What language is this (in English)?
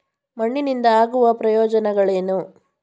Kannada